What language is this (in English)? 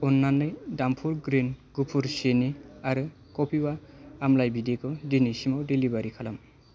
Bodo